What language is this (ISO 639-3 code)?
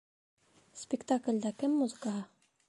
bak